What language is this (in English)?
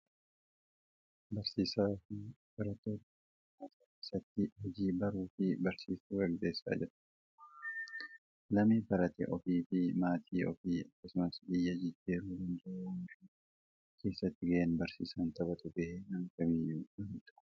Oromo